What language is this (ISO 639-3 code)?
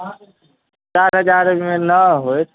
mai